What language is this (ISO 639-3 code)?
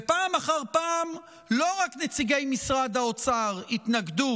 heb